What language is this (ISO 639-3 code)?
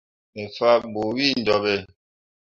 mua